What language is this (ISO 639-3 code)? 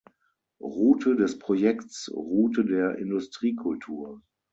deu